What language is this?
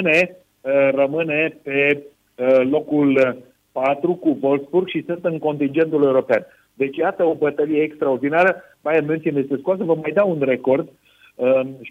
Romanian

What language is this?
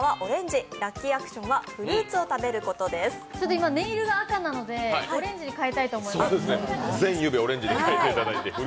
Japanese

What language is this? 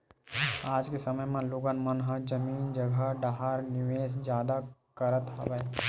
Chhattisgarhi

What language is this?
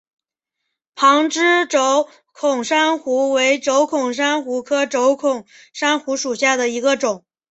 Chinese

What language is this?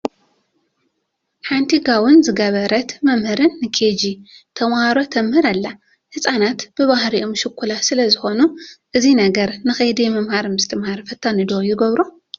Tigrinya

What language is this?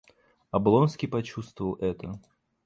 Russian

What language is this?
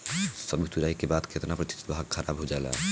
Bhojpuri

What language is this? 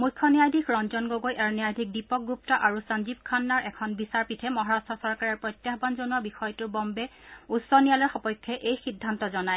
Assamese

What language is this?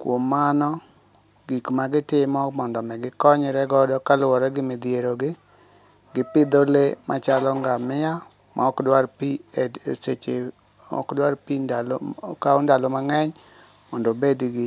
Luo (Kenya and Tanzania)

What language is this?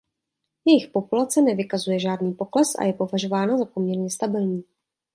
Czech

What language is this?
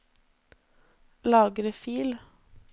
Norwegian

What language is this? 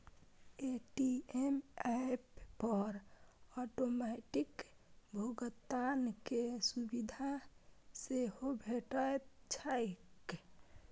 Maithili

